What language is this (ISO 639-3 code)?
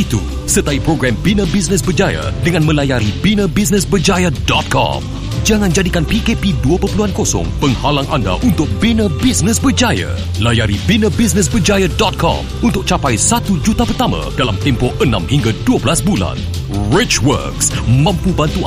msa